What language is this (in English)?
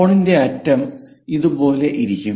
Malayalam